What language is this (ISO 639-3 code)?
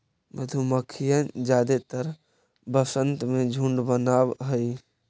mag